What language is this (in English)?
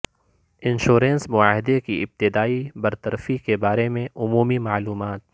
Urdu